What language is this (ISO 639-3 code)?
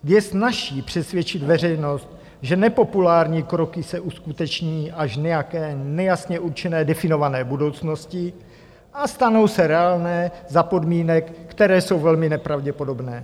ces